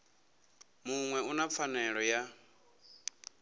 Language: Venda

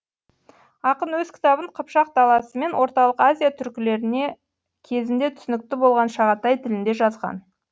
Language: Kazakh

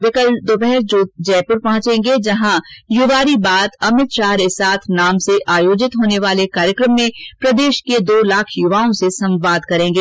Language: Hindi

